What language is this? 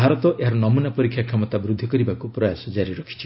Odia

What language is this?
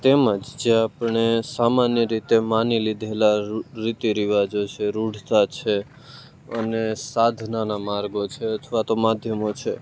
Gujarati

